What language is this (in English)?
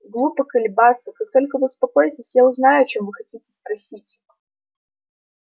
Russian